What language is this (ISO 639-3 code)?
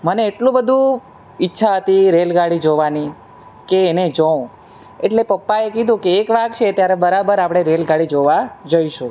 guj